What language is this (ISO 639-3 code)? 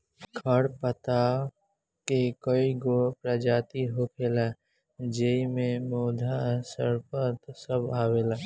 bho